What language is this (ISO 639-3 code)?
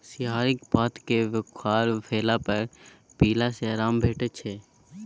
mai